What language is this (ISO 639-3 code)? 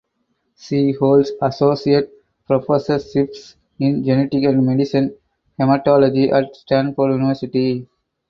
eng